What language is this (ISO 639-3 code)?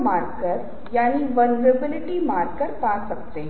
hin